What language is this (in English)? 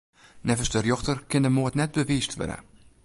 Western Frisian